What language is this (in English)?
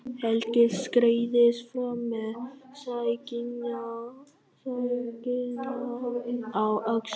Icelandic